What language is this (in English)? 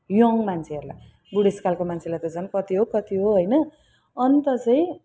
Nepali